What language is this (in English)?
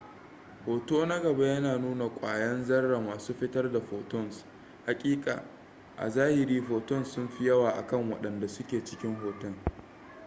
Hausa